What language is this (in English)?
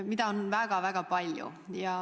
Estonian